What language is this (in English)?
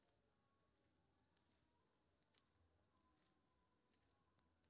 Maithili